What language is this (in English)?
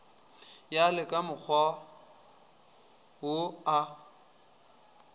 Northern Sotho